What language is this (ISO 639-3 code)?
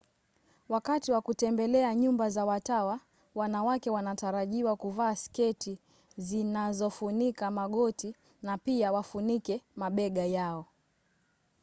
swa